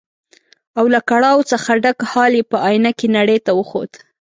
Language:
Pashto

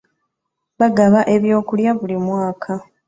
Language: Ganda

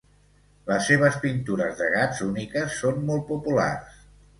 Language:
Catalan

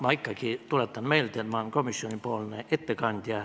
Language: Estonian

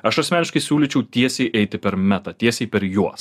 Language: Lithuanian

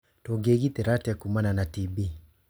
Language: Kikuyu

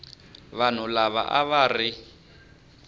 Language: Tsonga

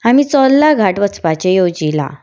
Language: Konkani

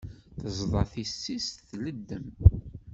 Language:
Kabyle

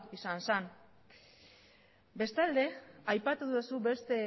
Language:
Basque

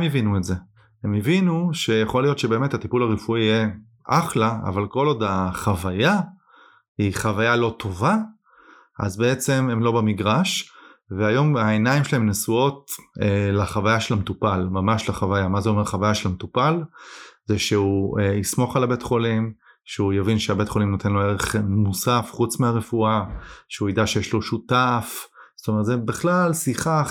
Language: Hebrew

